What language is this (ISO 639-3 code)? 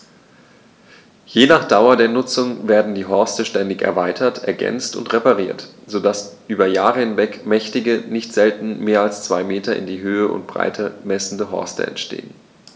deu